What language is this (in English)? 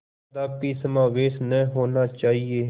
Hindi